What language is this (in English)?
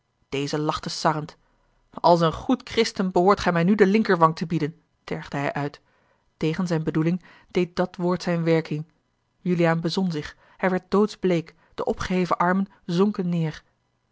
Dutch